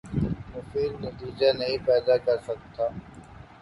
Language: Urdu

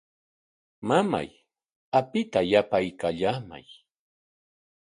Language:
Corongo Ancash Quechua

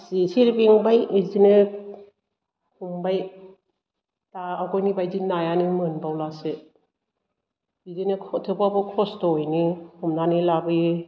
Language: Bodo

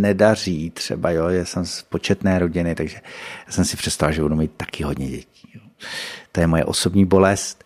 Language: Czech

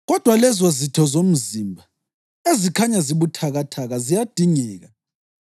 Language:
North Ndebele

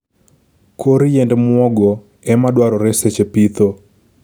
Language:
Luo (Kenya and Tanzania)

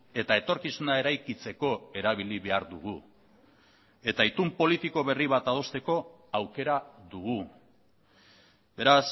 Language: Basque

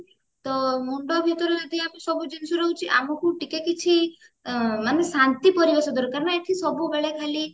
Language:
Odia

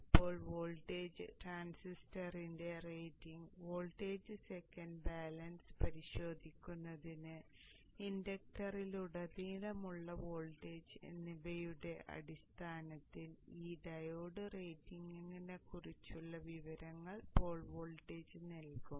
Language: Malayalam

